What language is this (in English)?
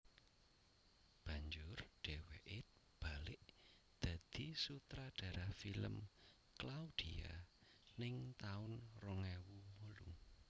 Javanese